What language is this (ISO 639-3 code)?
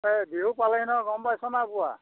asm